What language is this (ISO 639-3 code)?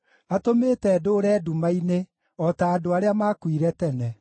kik